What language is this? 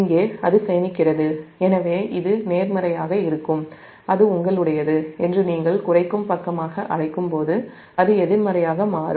Tamil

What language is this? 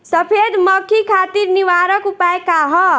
Bhojpuri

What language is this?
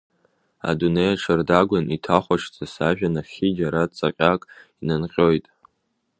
Abkhazian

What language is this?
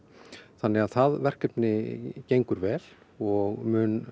Icelandic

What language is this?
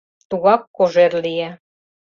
Mari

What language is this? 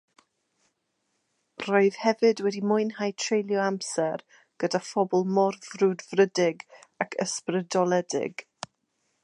Welsh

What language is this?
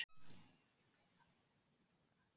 Icelandic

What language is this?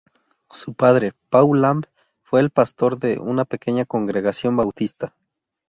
Spanish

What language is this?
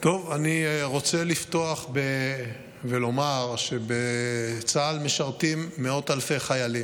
Hebrew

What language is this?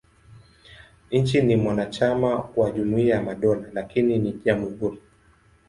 Swahili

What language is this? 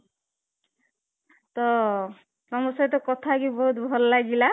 Odia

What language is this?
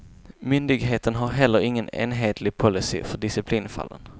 Swedish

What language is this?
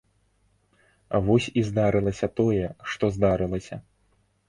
Belarusian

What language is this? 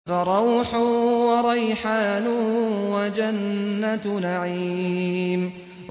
Arabic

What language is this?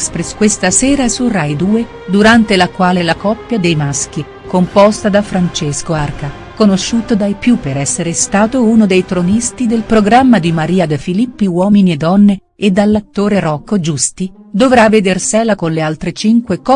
Italian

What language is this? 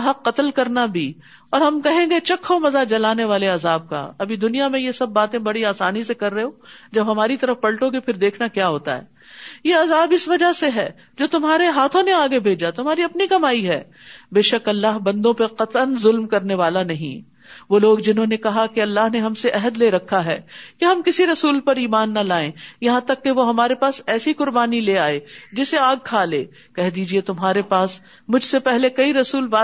Urdu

